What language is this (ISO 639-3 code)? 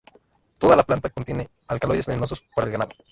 spa